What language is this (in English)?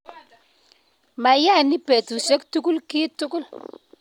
Kalenjin